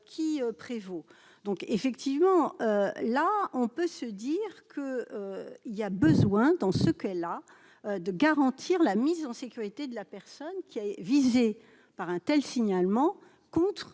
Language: French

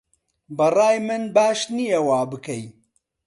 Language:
Central Kurdish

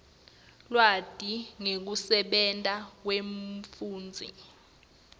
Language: Swati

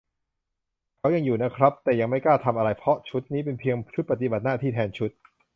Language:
Thai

